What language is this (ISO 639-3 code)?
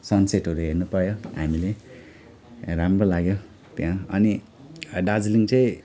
nep